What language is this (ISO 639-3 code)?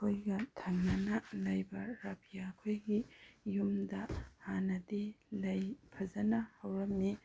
mni